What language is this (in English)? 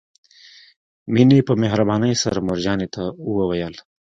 Pashto